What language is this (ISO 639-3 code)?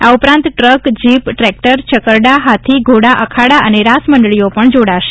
guj